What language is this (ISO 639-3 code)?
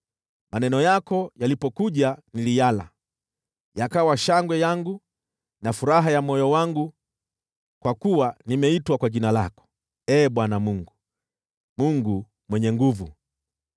swa